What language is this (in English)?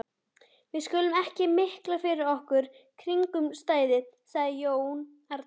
Icelandic